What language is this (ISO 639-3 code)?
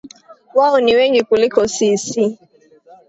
swa